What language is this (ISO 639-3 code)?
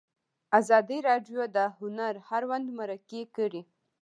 pus